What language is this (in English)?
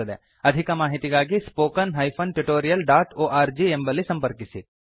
Kannada